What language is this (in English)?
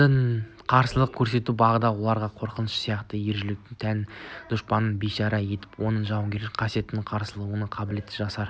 Kazakh